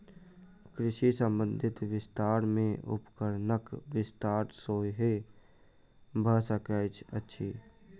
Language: Maithili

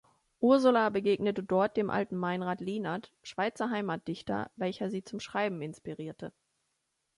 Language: German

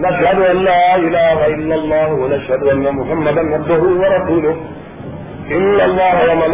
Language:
Urdu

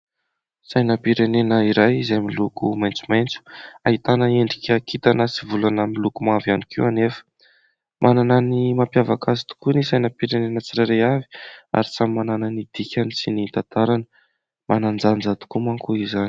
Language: Malagasy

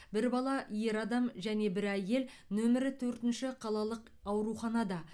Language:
Kazakh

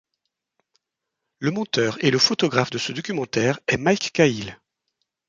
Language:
French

